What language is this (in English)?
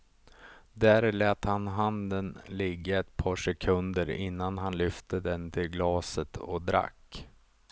Swedish